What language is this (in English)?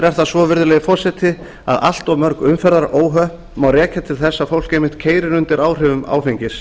Icelandic